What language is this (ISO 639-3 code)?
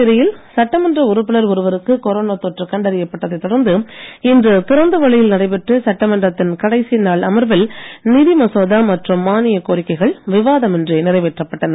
tam